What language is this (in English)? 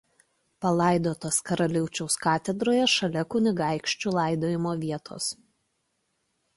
Lithuanian